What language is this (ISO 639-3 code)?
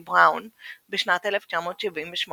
heb